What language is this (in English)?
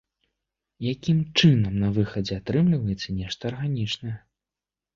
Belarusian